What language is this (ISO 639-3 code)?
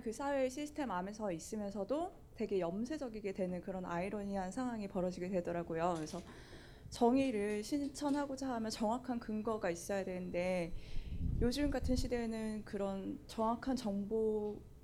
kor